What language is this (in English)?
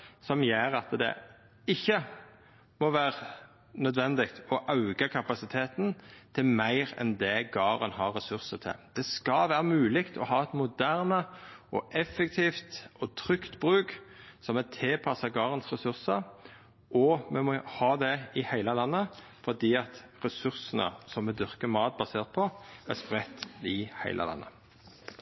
Norwegian Nynorsk